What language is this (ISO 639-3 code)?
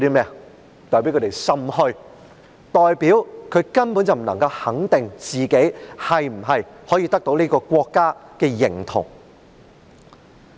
yue